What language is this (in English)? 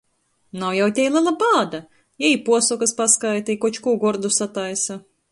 Latgalian